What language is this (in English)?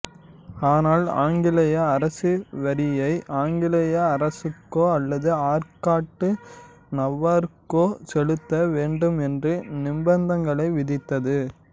Tamil